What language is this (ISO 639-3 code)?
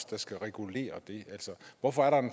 dan